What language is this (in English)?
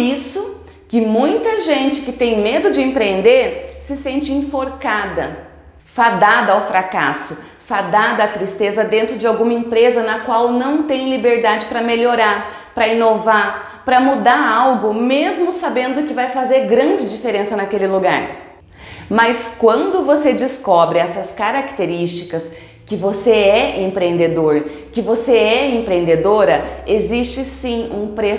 Portuguese